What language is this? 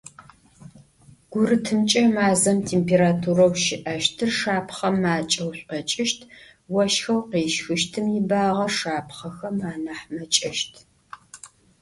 Adyghe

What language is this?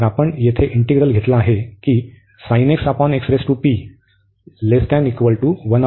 Marathi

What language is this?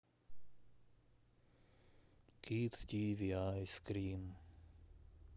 Russian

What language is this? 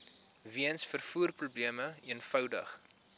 Afrikaans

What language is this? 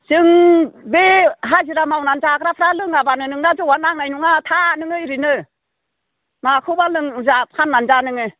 Bodo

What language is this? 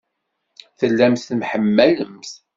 Kabyle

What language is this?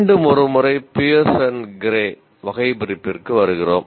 Tamil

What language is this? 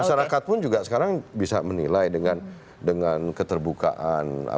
Indonesian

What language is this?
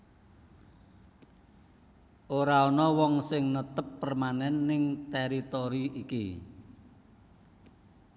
Javanese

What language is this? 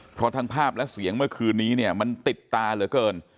Thai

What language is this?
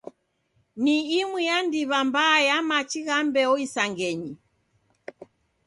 Taita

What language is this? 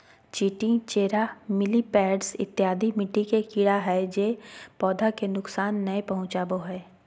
Magahi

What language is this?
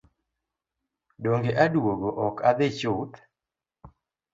Luo (Kenya and Tanzania)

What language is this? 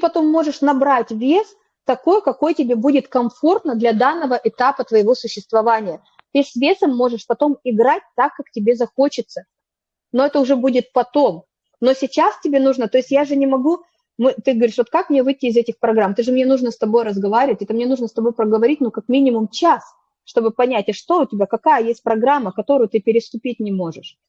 Russian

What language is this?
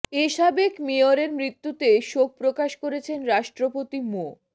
Bangla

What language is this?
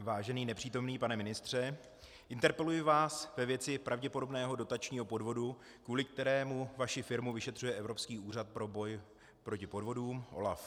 Czech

